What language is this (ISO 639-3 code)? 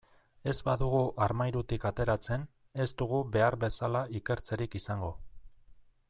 eus